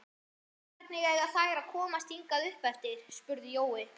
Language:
Icelandic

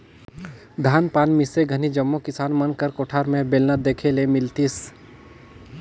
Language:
Chhattisgarhi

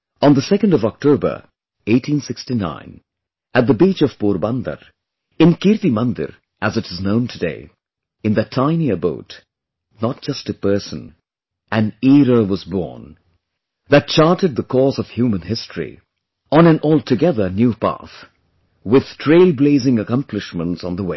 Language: English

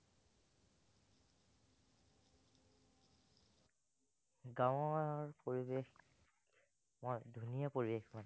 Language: Assamese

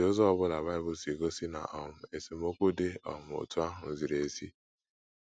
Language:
Igbo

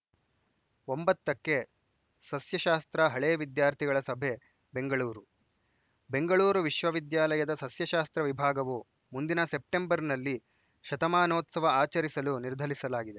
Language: Kannada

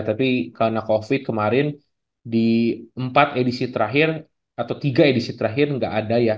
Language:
Indonesian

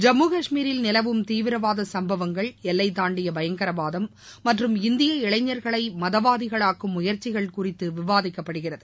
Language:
Tamil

